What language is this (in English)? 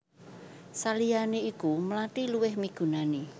Javanese